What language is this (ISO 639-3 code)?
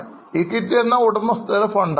mal